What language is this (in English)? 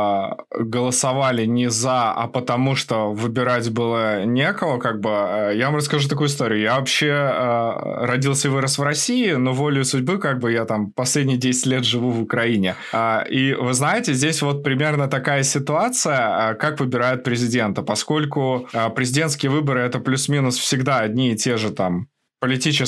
Russian